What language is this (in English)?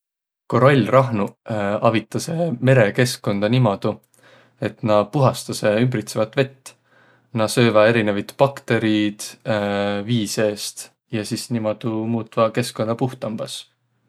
Võro